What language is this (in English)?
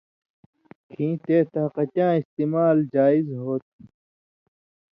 Indus Kohistani